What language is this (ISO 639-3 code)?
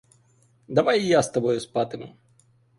ukr